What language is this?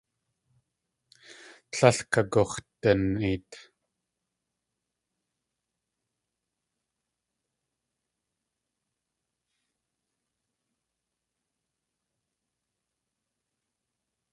Tlingit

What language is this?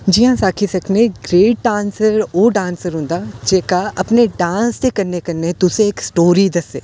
Dogri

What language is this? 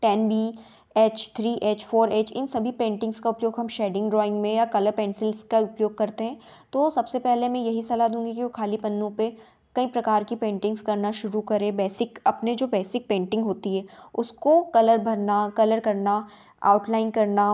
Hindi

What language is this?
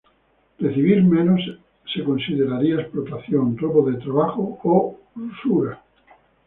Spanish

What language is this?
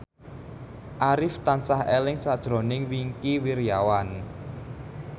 Javanese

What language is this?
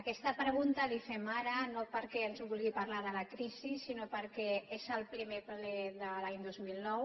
Catalan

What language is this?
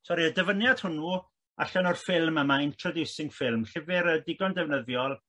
Welsh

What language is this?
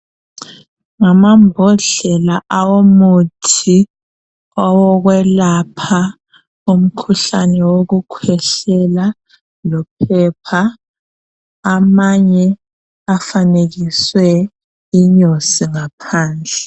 North Ndebele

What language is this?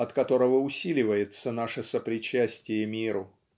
Russian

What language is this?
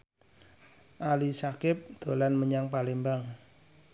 Javanese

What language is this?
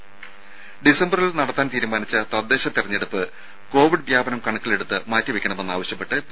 Malayalam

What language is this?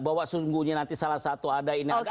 Indonesian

